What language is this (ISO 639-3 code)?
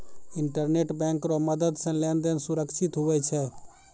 mai